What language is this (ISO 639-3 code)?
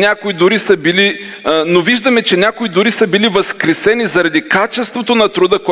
bul